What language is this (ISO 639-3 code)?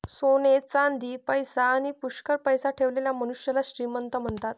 mar